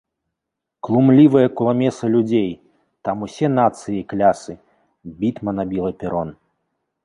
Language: Belarusian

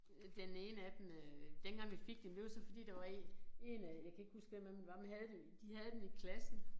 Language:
Danish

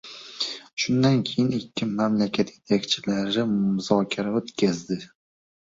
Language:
Uzbek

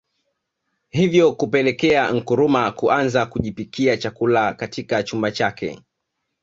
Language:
Swahili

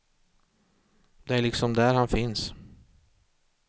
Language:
Swedish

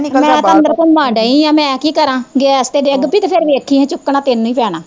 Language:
Punjabi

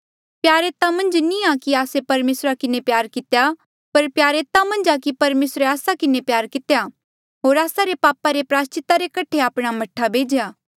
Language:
Mandeali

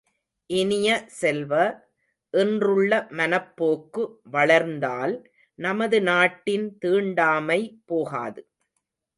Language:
Tamil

